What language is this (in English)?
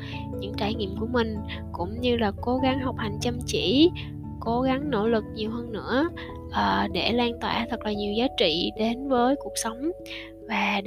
Vietnamese